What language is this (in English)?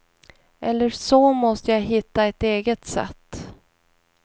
Swedish